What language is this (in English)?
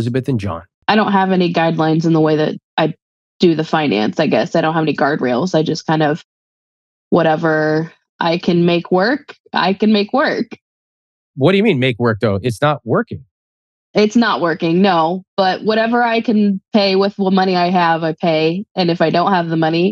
English